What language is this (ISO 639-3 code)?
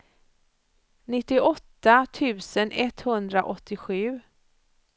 swe